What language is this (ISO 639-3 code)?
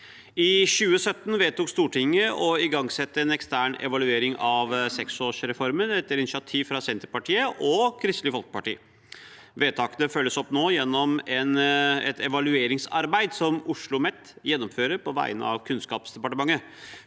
nor